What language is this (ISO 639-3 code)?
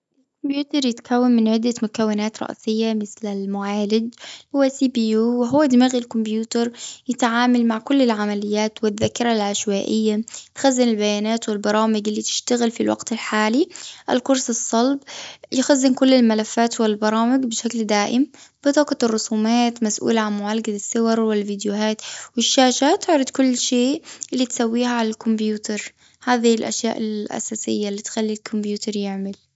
afb